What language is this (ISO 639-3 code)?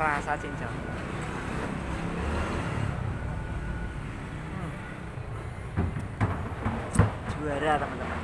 ind